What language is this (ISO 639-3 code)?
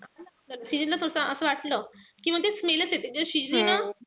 mar